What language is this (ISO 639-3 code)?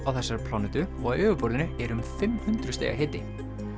isl